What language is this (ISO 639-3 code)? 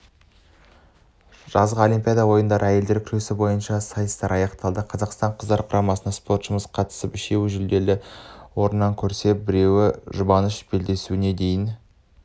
kaz